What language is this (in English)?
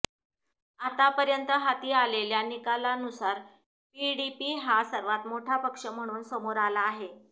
Marathi